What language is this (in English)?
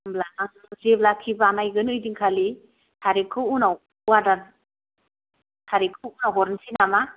Bodo